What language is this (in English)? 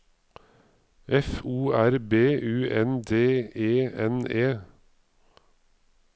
Norwegian